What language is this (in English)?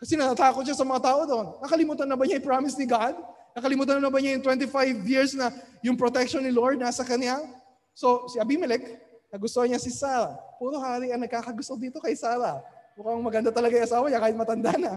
Filipino